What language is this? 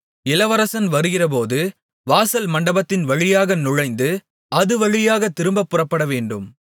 Tamil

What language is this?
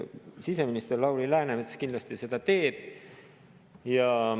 Estonian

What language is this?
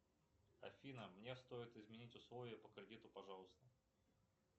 Russian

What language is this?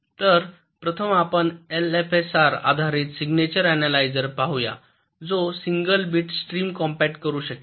Marathi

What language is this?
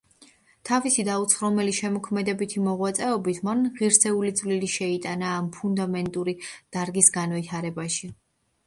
Georgian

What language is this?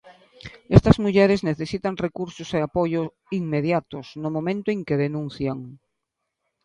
Galician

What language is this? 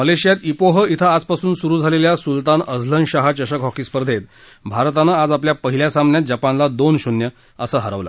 Marathi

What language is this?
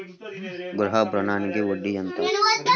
Telugu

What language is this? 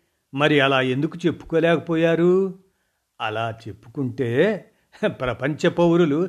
Telugu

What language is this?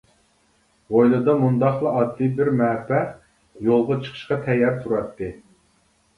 Uyghur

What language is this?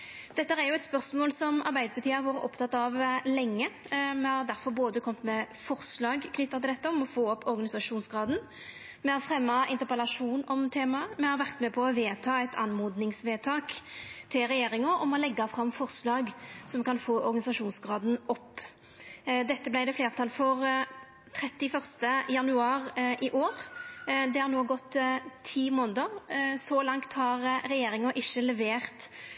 Norwegian Nynorsk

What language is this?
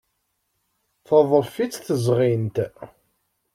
Kabyle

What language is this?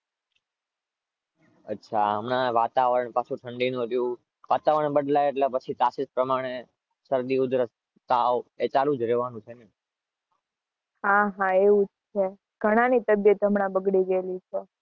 Gujarati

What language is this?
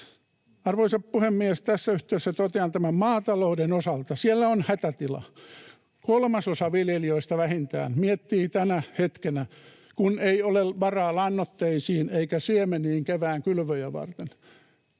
Finnish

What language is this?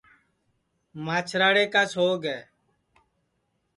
Sansi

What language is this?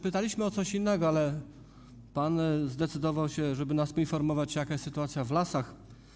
Polish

